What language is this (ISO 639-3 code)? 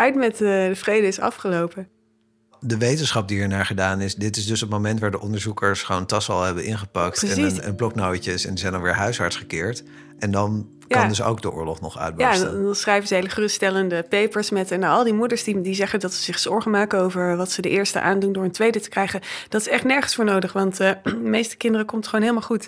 nld